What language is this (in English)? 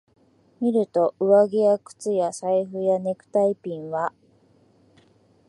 Japanese